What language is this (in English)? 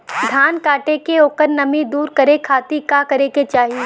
Bhojpuri